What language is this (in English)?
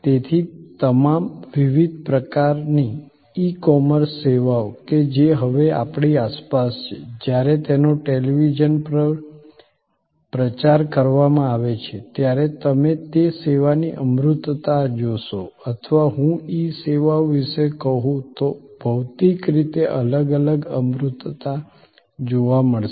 Gujarati